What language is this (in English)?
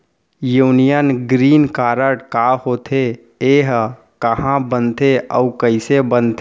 Chhattisgarhi